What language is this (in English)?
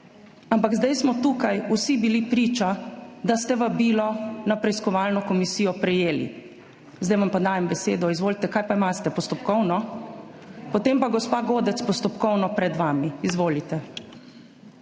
Slovenian